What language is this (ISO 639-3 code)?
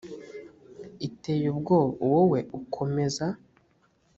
kin